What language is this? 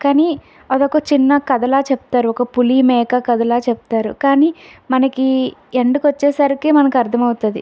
Telugu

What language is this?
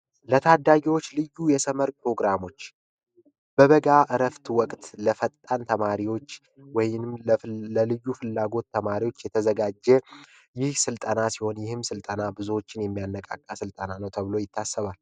Amharic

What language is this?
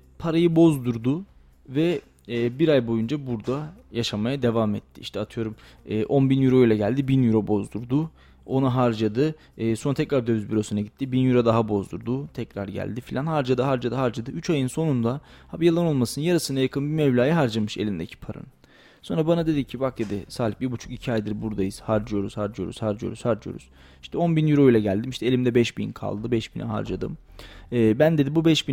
Turkish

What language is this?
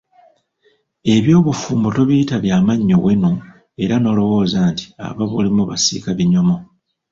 Ganda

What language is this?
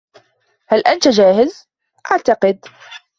Arabic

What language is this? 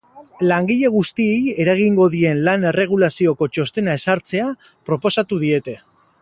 Basque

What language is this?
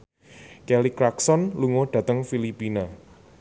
Javanese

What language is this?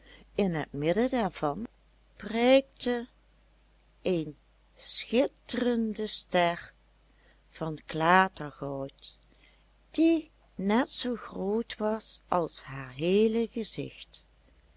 Dutch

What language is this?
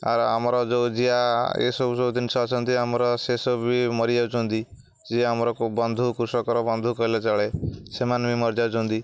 Odia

